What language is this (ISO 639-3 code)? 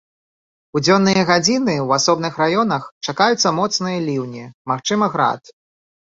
bel